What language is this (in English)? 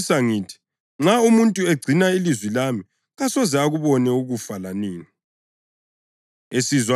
North Ndebele